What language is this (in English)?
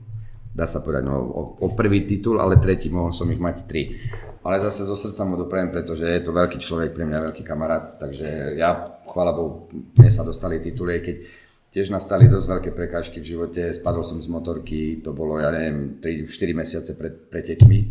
Czech